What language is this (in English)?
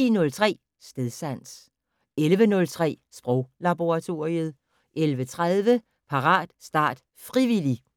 Danish